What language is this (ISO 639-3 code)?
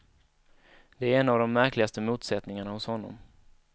swe